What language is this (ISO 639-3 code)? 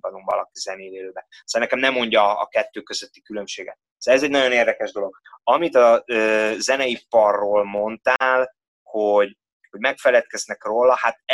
hun